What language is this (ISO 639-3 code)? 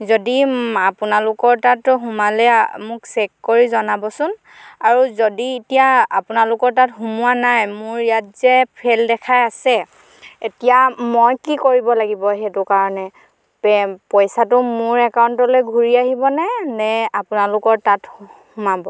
asm